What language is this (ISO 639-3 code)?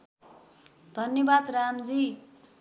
nep